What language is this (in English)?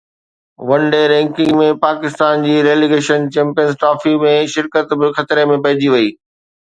Sindhi